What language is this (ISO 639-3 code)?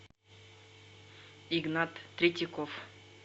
rus